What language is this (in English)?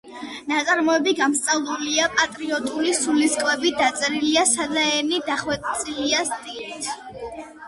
Georgian